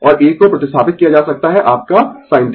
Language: Hindi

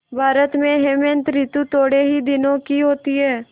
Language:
Hindi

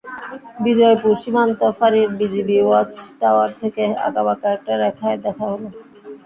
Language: Bangla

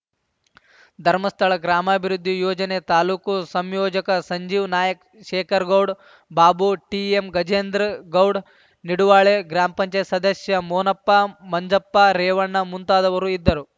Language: Kannada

